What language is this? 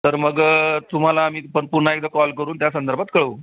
Marathi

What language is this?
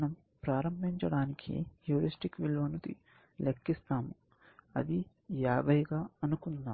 Telugu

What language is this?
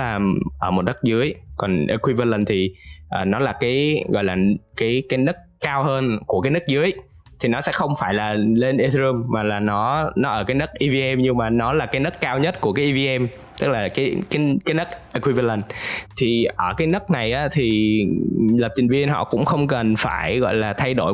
Vietnamese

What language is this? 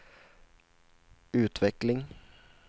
Swedish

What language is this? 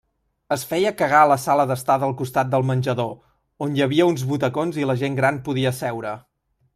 Catalan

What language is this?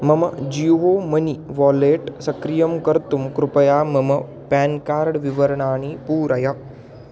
Sanskrit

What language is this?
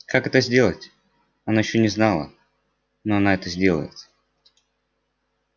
Russian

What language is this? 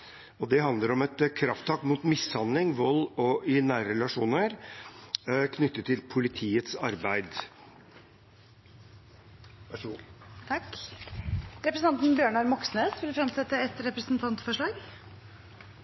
Norwegian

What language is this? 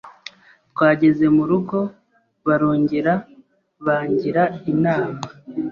Kinyarwanda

